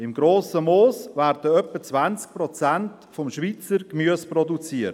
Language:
Swiss German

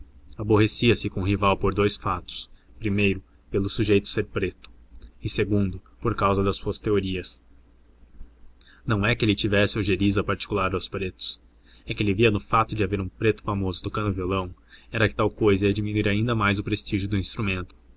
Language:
Portuguese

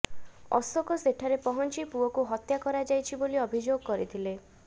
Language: Odia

